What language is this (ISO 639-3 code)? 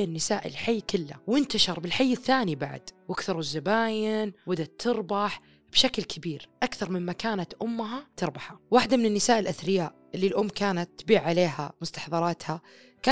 ara